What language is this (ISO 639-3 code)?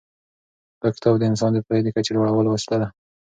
pus